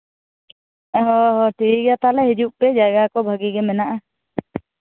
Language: Santali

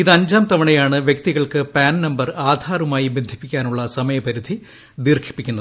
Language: Malayalam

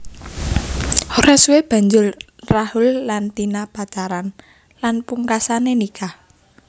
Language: Javanese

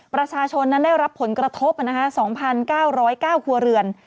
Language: Thai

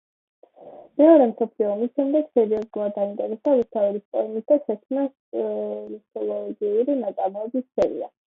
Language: Georgian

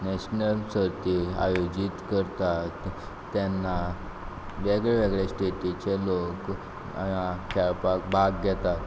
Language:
Konkani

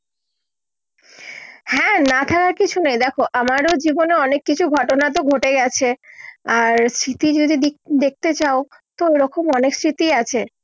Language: Bangla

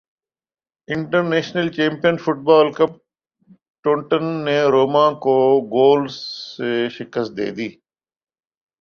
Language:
Urdu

